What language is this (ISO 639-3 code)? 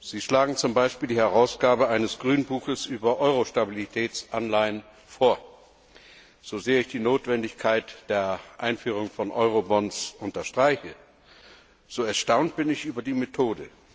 deu